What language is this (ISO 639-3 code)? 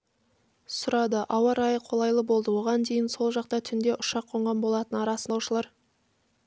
kaz